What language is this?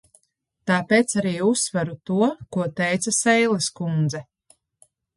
Latvian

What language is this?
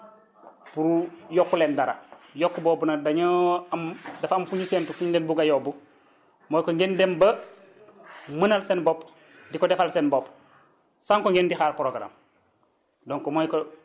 Wolof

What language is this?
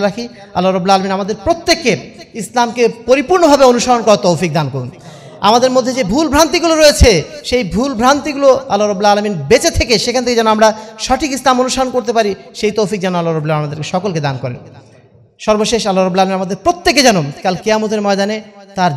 Bangla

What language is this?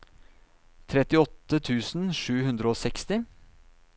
Norwegian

